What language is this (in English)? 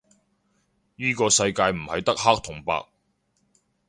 Cantonese